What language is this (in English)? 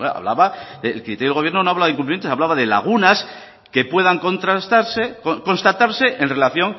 Spanish